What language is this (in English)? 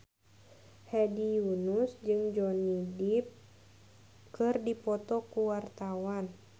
Sundanese